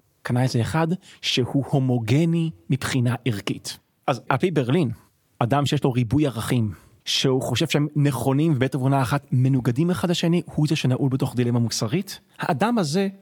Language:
Hebrew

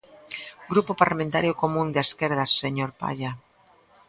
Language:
Galician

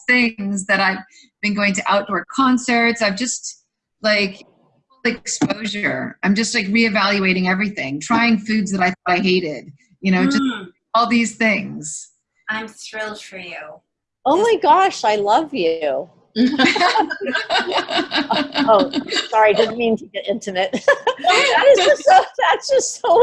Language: English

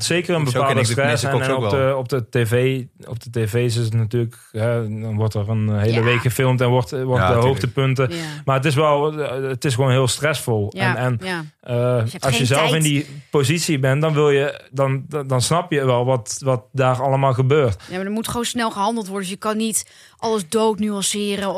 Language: Dutch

